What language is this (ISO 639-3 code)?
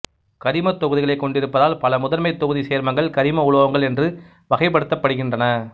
tam